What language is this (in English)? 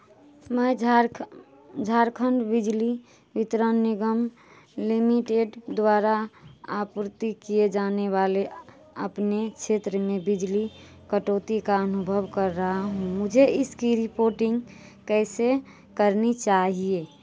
Hindi